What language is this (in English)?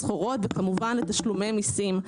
Hebrew